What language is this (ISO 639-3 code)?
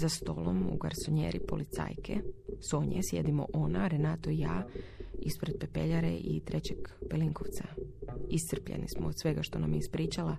hrv